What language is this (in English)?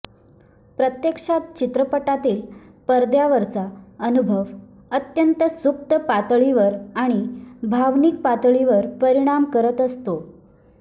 Marathi